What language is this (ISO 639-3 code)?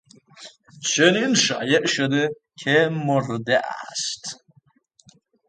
fas